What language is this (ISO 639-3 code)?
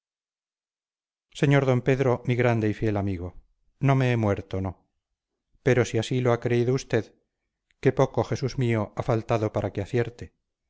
spa